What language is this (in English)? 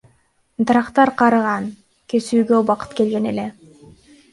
Kyrgyz